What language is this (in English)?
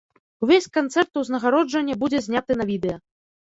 Belarusian